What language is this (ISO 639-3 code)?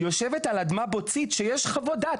heb